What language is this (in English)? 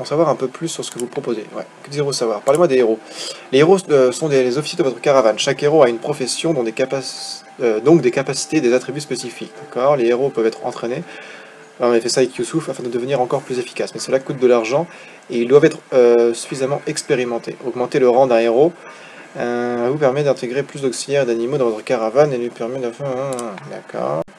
French